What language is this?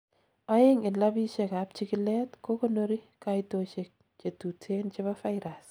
Kalenjin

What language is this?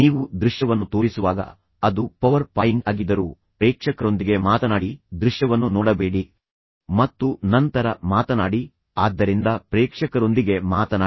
Kannada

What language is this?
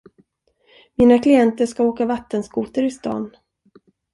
Swedish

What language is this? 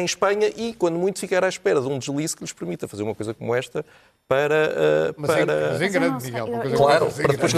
Portuguese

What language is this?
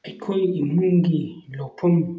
Manipuri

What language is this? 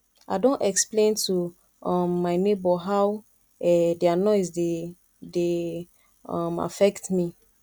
Nigerian Pidgin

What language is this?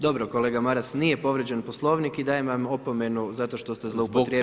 Croatian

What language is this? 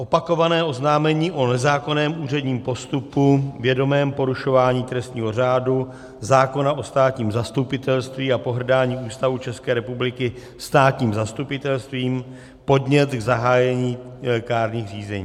Czech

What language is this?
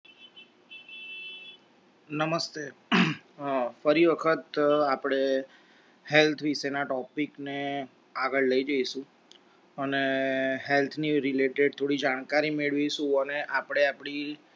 Gujarati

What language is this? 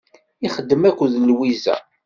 Kabyle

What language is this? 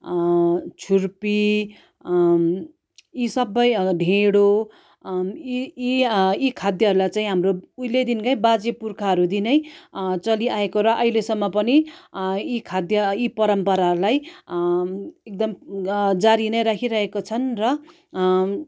Nepali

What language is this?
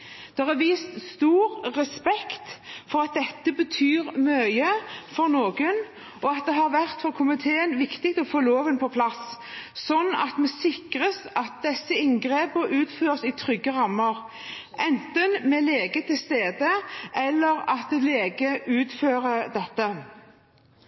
Norwegian Bokmål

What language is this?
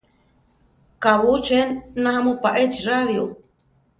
Central Tarahumara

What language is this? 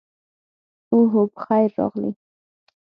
Pashto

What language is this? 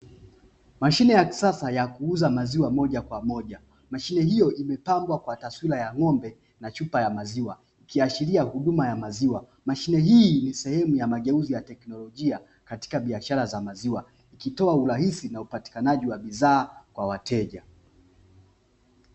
Swahili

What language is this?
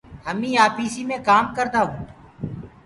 Gurgula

